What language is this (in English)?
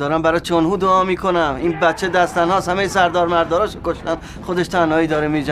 Persian